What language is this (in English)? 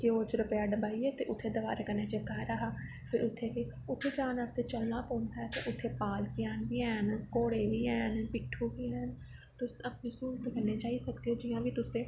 Dogri